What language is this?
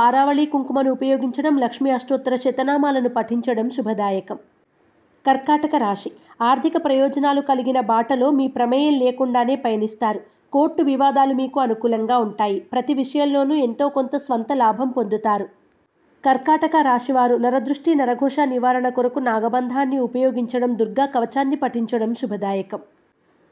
Telugu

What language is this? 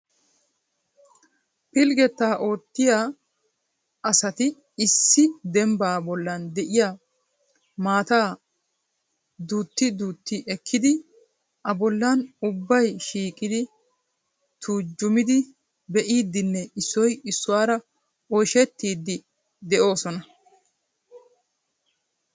Wolaytta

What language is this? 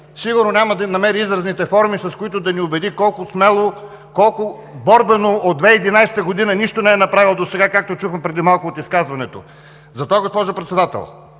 Bulgarian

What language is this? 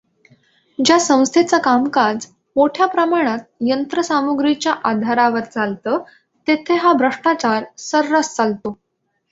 Marathi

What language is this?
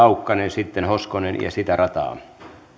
Finnish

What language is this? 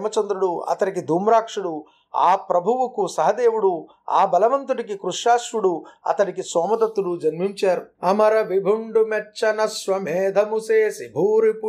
Telugu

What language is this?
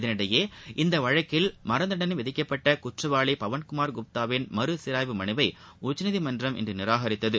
Tamil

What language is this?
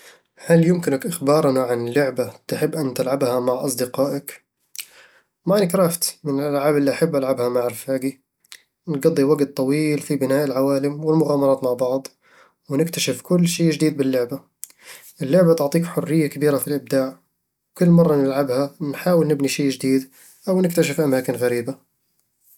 Eastern Egyptian Bedawi Arabic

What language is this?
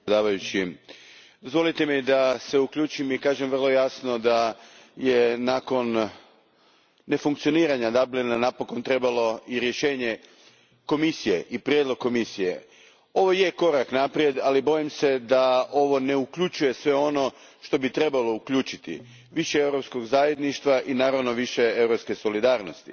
Croatian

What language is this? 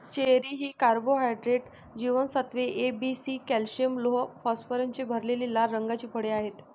Marathi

